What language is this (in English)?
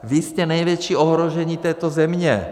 Czech